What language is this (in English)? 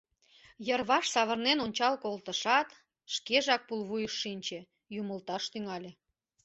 Mari